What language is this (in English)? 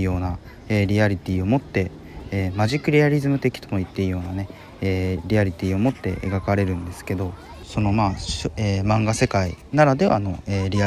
Japanese